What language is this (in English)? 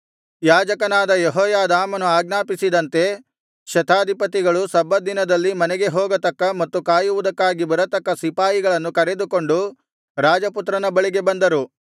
Kannada